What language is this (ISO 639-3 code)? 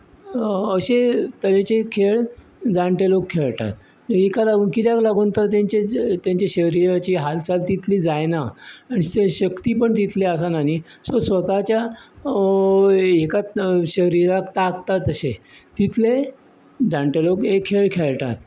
kok